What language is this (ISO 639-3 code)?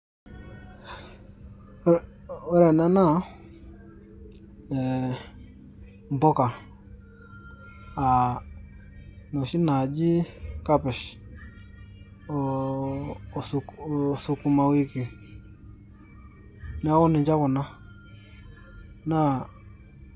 mas